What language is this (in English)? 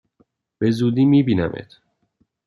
Persian